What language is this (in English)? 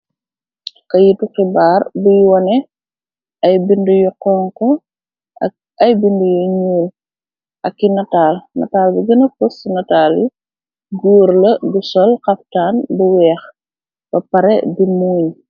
Wolof